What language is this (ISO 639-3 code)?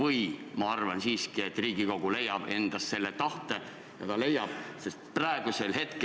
est